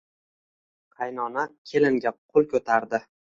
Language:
Uzbek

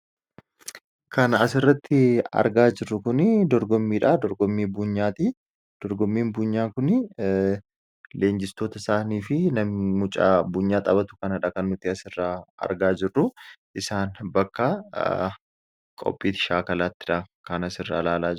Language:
Oromo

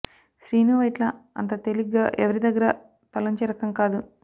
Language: Telugu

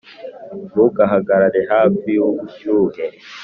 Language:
Kinyarwanda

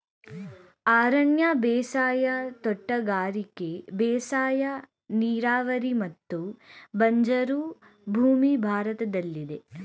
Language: Kannada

